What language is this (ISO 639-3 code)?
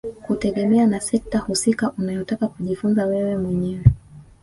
swa